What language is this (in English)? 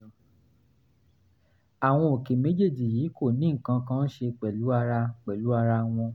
Yoruba